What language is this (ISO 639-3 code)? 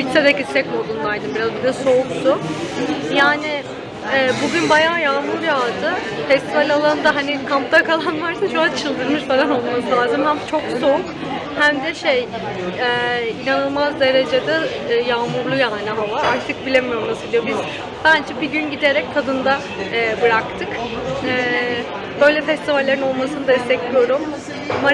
tur